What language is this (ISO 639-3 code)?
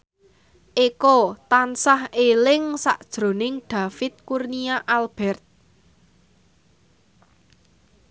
jav